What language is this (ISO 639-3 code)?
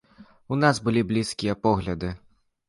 bel